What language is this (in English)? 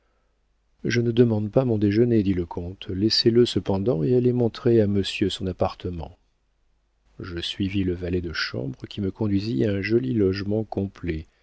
French